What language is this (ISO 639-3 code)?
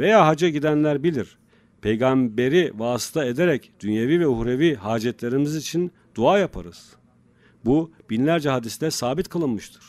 tur